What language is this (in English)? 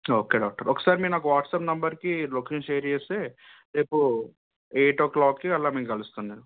Telugu